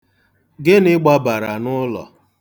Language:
Igbo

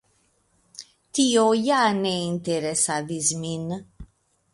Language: Esperanto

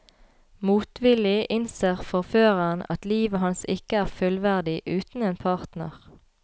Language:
Norwegian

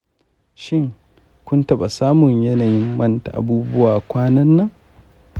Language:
Hausa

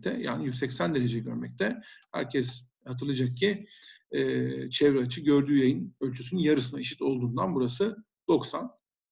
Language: Turkish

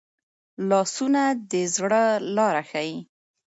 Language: Pashto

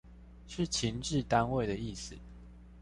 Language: Chinese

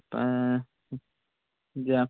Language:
Malayalam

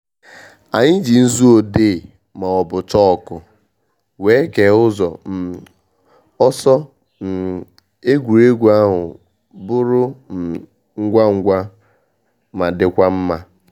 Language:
Igbo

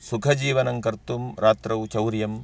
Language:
Sanskrit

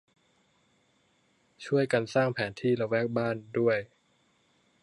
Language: Thai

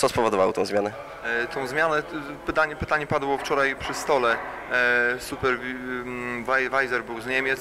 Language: Polish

